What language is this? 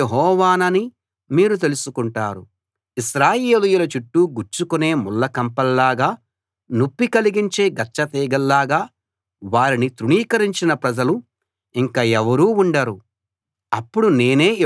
Telugu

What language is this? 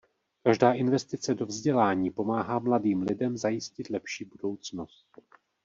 Czech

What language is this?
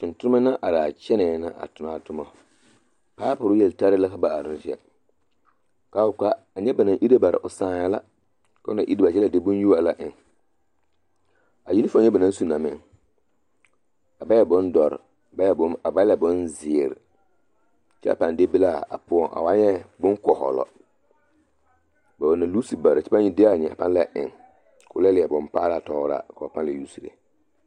Southern Dagaare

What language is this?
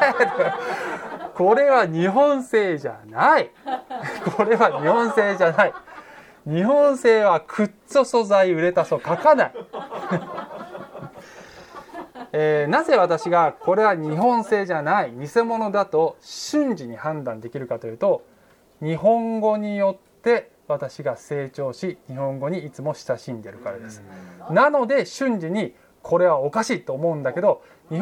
Japanese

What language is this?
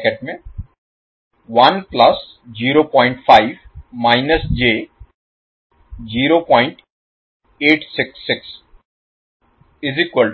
Hindi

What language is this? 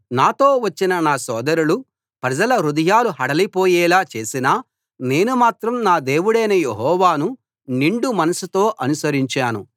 Telugu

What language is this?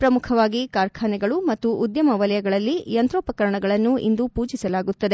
Kannada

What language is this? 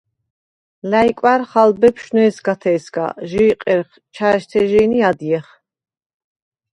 Svan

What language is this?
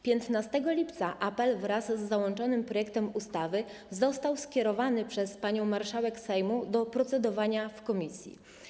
Polish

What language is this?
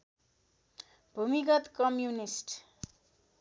Nepali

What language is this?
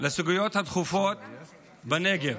Hebrew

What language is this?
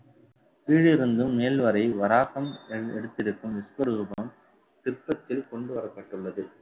Tamil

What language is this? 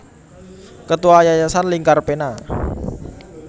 Javanese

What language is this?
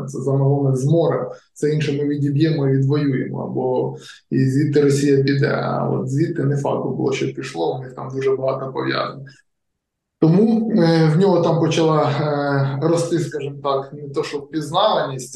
Ukrainian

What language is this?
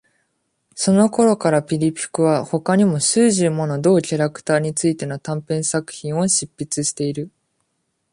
Japanese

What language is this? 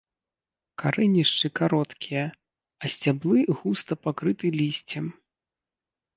Belarusian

